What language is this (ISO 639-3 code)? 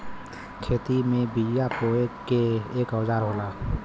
bho